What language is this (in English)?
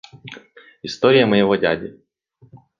Russian